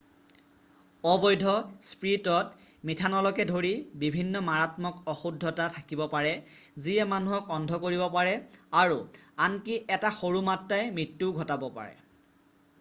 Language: Assamese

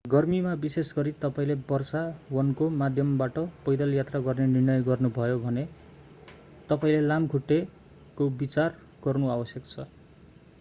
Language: Nepali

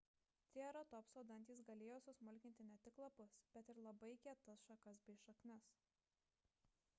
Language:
Lithuanian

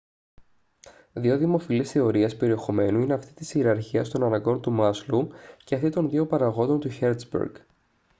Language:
Greek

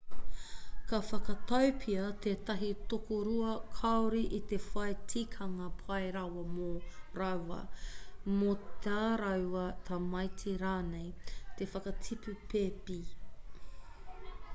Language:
Māori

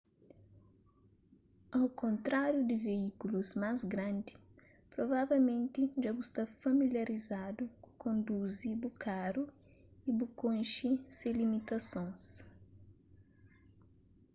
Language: Kabuverdianu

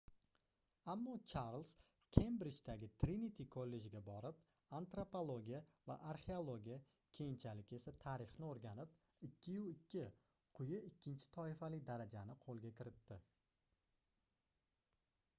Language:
Uzbek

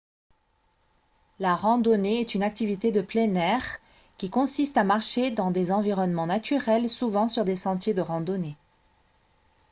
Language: French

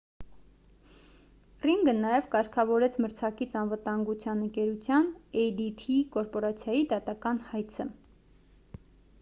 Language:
Armenian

